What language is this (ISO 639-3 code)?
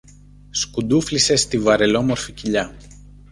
ell